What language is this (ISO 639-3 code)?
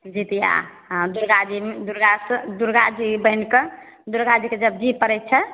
mai